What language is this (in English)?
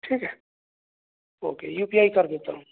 Urdu